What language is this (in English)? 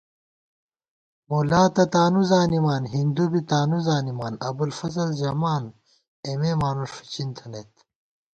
Gawar-Bati